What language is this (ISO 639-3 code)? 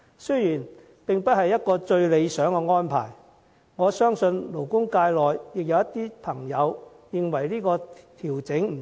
yue